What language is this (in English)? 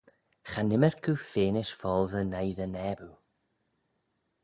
Manx